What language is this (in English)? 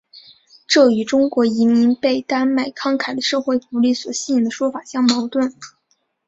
Chinese